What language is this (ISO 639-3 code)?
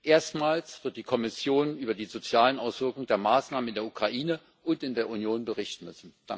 deu